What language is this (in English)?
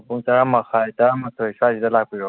Manipuri